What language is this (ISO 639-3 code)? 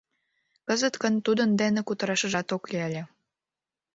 chm